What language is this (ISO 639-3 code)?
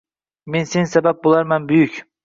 uzb